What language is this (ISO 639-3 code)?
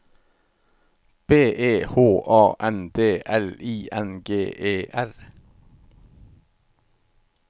nor